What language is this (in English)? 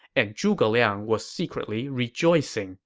English